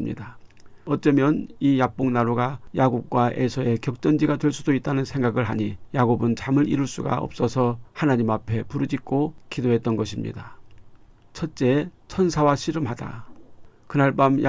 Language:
Korean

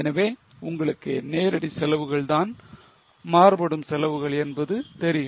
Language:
Tamil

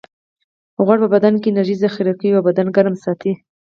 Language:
Pashto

